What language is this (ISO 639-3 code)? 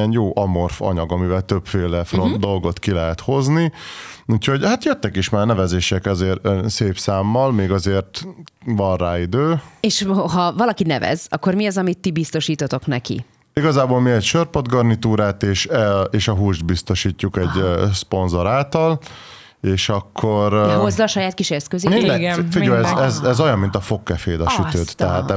hun